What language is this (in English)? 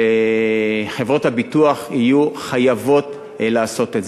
Hebrew